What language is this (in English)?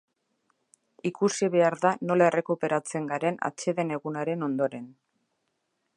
Basque